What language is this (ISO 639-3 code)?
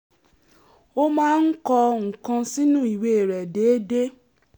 yor